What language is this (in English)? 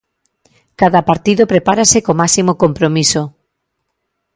Galician